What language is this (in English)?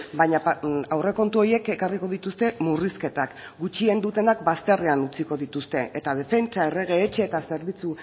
Basque